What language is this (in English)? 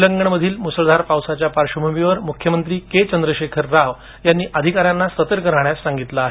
Marathi